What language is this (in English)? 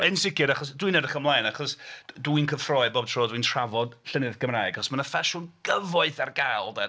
Welsh